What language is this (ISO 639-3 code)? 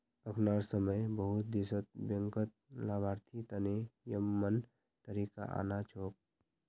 mag